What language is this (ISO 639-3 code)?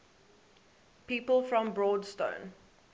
eng